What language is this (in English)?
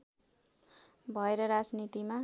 Nepali